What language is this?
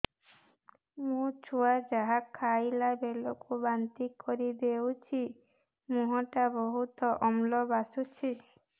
Odia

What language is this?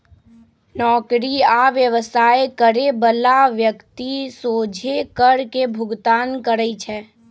Magahi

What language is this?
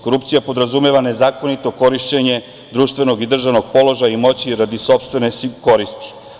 Serbian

